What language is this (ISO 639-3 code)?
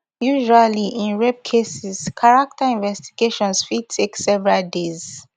pcm